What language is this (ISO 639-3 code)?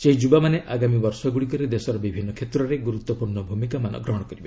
ori